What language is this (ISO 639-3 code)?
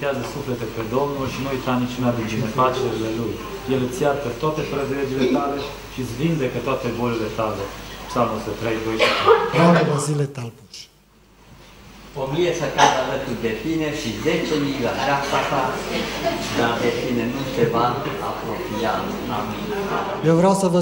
ron